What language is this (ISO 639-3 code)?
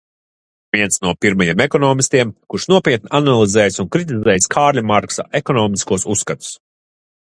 lav